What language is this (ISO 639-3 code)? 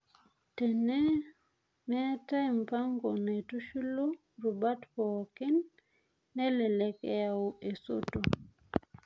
mas